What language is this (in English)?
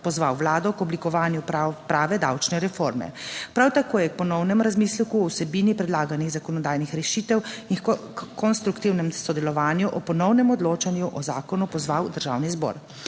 Slovenian